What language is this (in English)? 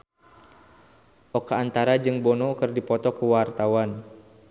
Sundanese